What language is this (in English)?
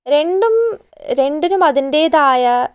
Malayalam